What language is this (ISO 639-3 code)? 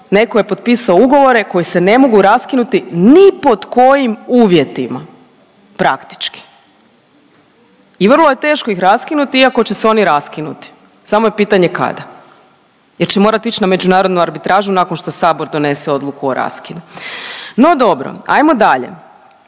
hrv